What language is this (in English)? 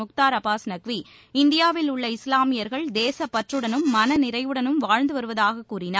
Tamil